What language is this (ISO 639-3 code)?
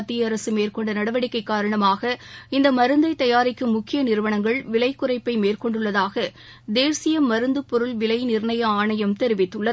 tam